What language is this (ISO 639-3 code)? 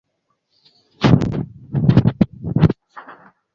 swa